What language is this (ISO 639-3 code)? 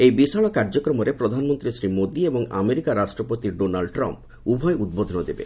ori